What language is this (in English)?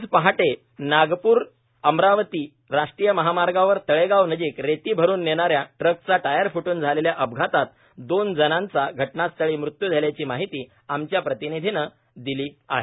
Marathi